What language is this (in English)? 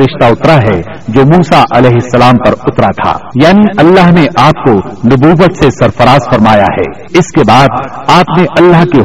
Urdu